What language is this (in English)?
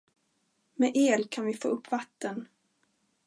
Swedish